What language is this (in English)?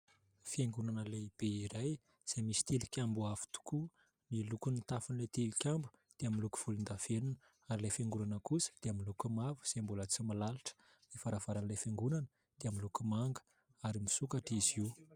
Malagasy